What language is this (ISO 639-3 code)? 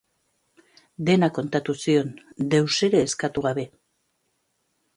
eus